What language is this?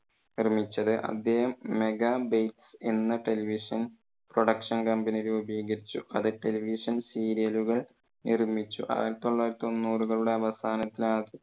Malayalam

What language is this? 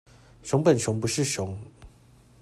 Chinese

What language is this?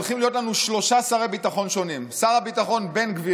Hebrew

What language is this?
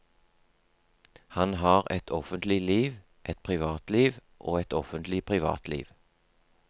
Norwegian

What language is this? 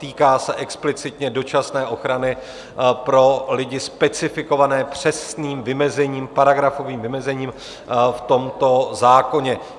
Czech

